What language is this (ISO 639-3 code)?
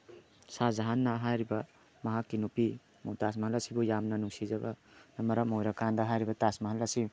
mni